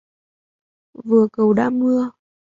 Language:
Vietnamese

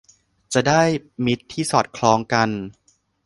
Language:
Thai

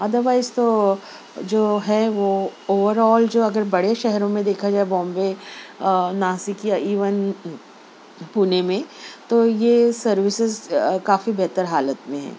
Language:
Urdu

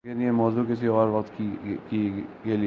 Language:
Urdu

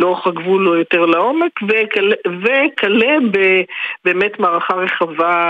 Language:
Hebrew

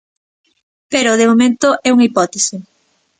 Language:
Galician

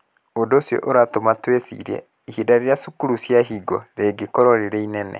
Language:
Kikuyu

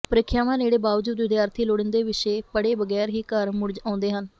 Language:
Punjabi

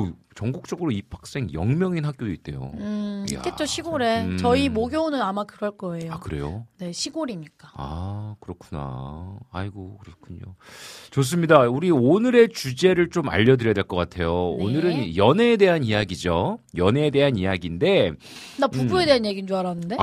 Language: Korean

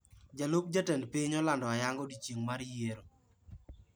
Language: Luo (Kenya and Tanzania)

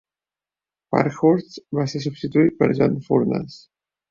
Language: Catalan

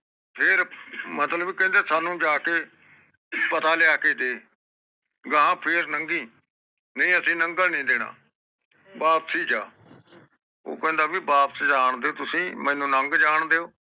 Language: Punjabi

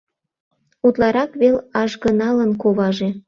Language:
Mari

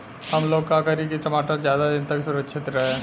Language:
Bhojpuri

